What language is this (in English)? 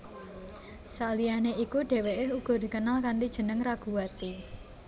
Javanese